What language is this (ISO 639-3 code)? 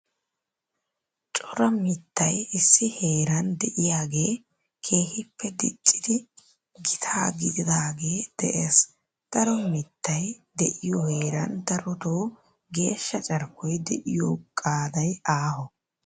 wal